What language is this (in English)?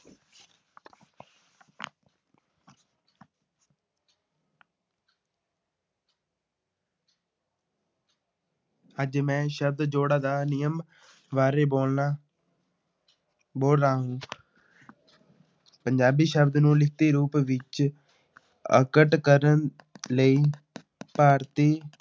Punjabi